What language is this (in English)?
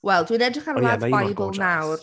Welsh